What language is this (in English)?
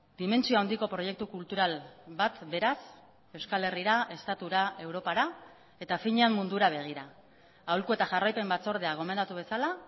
Basque